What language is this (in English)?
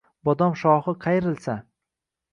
Uzbek